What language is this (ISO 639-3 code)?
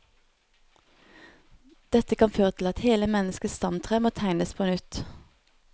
nor